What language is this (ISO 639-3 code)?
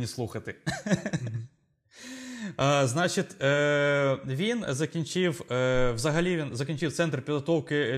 ukr